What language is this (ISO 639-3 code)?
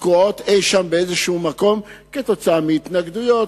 heb